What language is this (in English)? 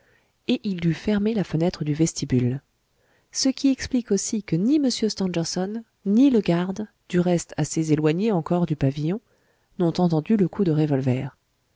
French